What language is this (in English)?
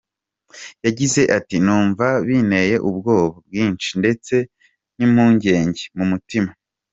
Kinyarwanda